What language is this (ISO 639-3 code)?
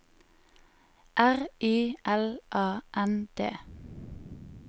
nor